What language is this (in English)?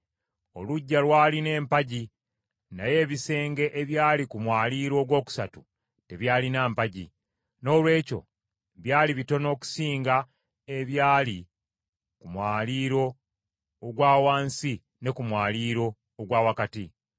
Ganda